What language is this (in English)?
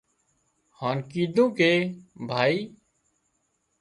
Wadiyara Koli